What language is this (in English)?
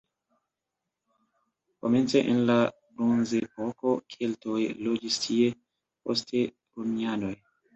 Esperanto